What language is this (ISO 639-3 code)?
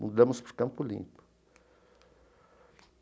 por